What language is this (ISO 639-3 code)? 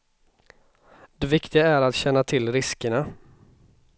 swe